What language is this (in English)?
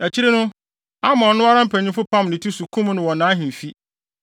Akan